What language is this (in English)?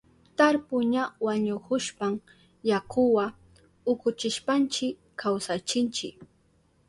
Southern Pastaza Quechua